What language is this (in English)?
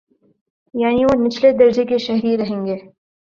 Urdu